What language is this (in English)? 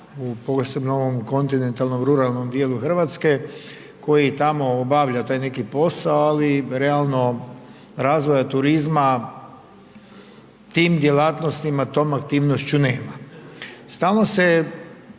Croatian